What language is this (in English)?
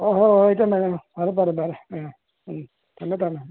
Manipuri